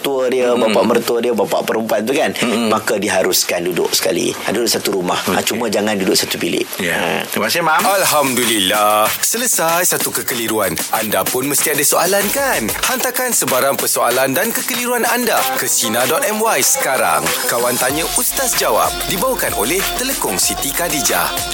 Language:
Malay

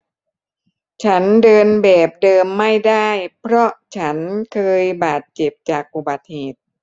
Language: Thai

